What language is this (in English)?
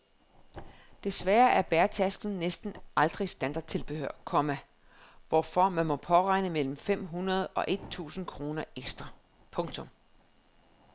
Danish